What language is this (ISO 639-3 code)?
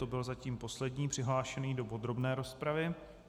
ces